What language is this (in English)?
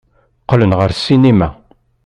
Kabyle